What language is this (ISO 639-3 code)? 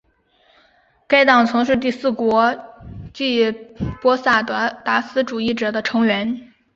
zho